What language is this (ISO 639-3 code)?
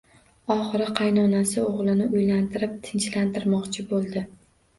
uzb